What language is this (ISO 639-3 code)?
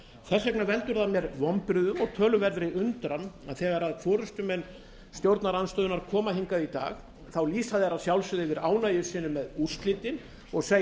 isl